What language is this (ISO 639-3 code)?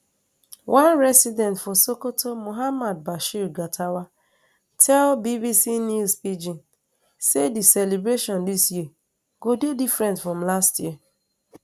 pcm